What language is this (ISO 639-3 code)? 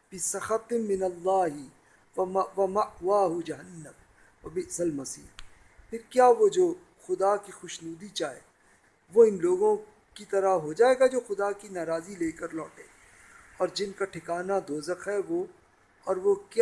urd